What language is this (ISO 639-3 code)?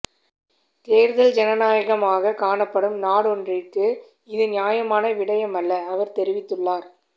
tam